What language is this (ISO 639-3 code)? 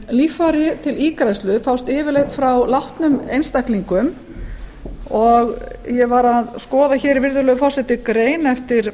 isl